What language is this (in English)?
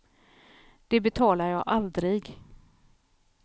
Swedish